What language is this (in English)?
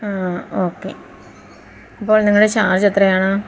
Malayalam